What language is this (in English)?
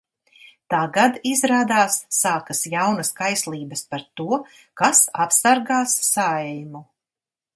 Latvian